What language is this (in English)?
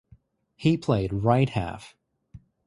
English